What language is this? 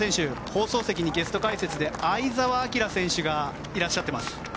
Japanese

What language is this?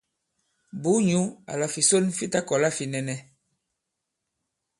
Bankon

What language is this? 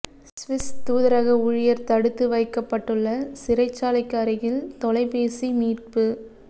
Tamil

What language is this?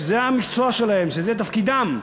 Hebrew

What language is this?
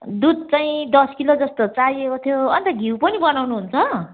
Nepali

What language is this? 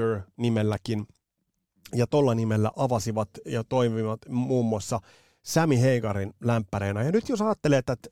Finnish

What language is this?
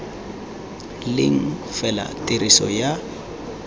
Tswana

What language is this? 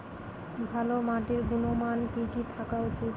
Bangla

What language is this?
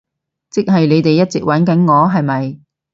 Cantonese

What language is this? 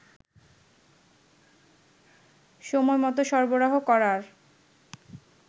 Bangla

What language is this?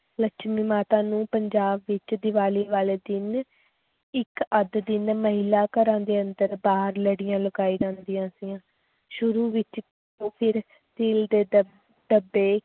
Punjabi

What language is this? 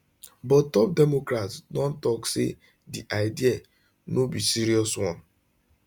Nigerian Pidgin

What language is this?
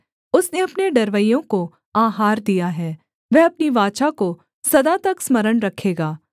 Hindi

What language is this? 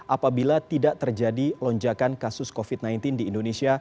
Indonesian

